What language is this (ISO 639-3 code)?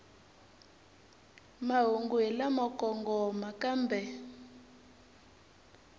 tso